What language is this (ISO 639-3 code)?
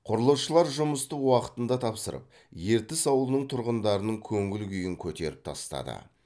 kaz